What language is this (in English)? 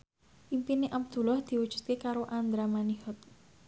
Javanese